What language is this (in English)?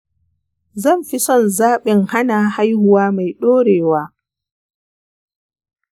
Hausa